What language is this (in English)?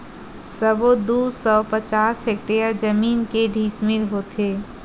Chhattisgarhi